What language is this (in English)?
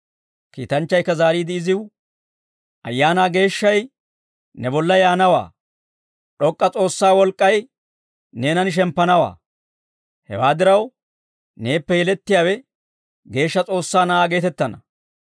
Dawro